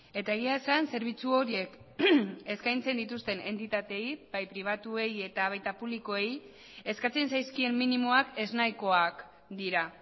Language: Basque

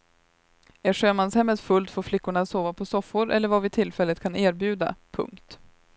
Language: Swedish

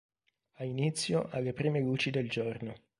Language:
Italian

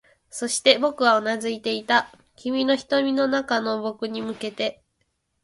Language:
Japanese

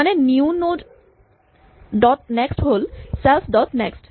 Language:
Assamese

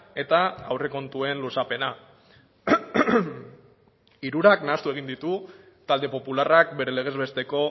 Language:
Basque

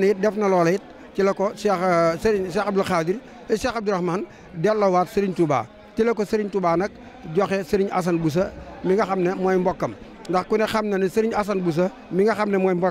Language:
Indonesian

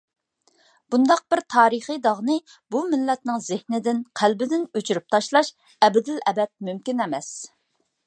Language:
Uyghur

